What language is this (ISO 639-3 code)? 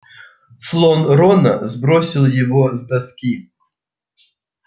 rus